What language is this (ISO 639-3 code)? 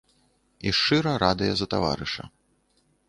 bel